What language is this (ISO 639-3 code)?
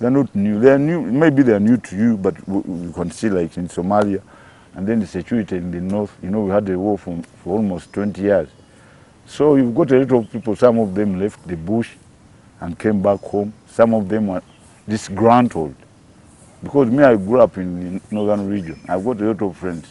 eng